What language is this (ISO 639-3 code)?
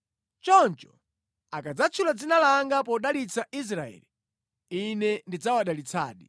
nya